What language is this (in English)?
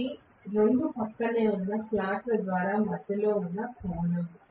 Telugu